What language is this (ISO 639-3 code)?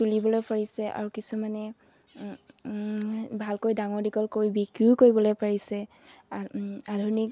asm